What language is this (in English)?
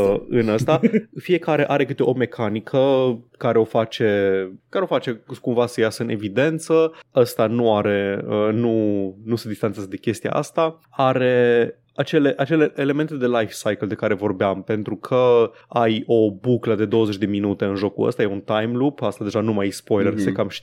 Romanian